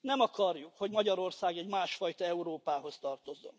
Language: Hungarian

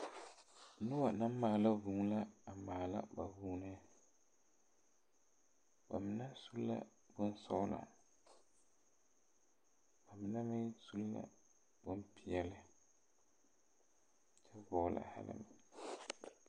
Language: Southern Dagaare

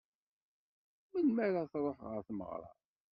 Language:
Kabyle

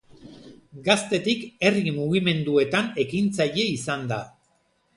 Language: Basque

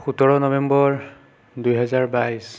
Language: Assamese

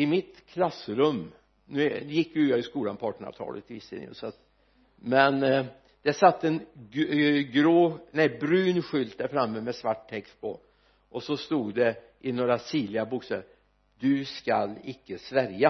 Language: Swedish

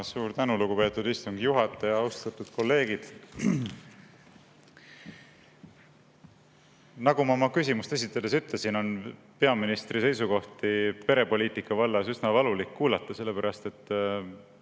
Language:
Estonian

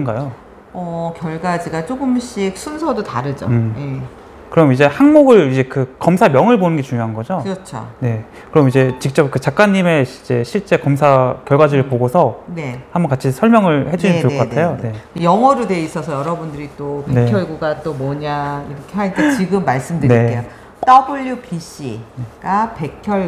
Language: Korean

